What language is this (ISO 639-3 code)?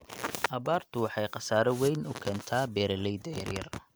som